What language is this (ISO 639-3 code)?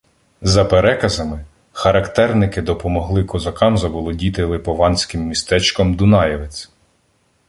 ukr